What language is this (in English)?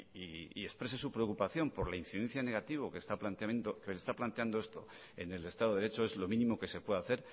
Spanish